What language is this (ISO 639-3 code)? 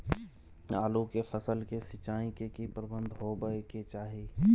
mai